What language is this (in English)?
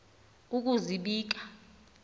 Xhosa